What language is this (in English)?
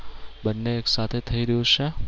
Gujarati